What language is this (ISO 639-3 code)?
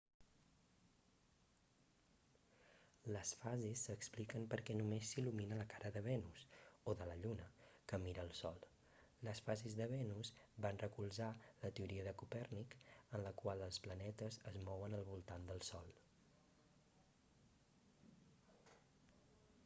cat